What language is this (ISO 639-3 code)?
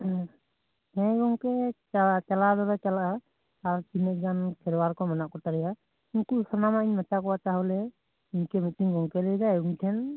sat